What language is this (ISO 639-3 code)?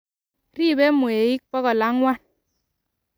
kln